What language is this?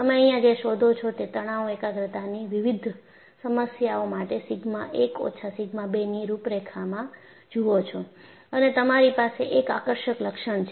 Gujarati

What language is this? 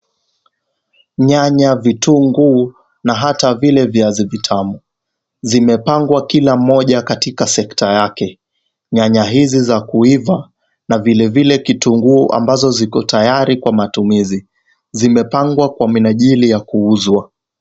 Swahili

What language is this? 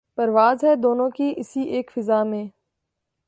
Urdu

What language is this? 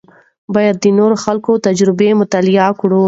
Pashto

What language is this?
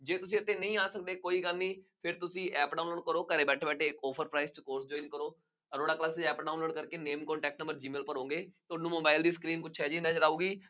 Punjabi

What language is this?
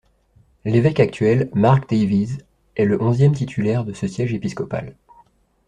French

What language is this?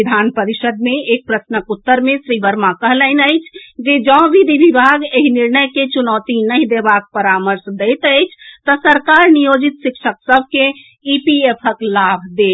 Maithili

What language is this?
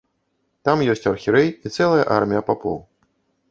Belarusian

